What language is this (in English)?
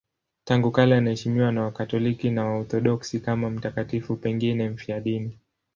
Swahili